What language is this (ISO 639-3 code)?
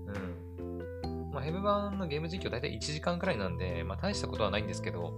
jpn